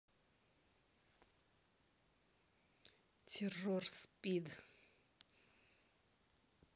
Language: Russian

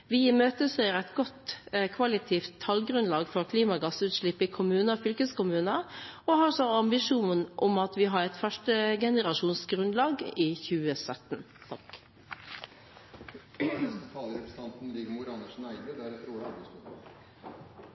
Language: Norwegian Bokmål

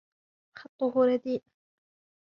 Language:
Arabic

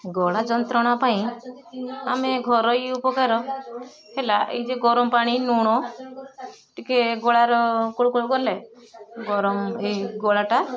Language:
Odia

